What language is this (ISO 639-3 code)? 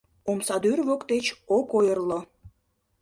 chm